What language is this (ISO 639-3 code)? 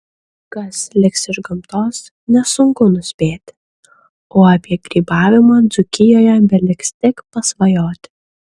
lit